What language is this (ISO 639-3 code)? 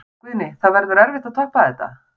isl